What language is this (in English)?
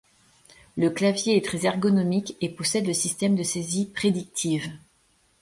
French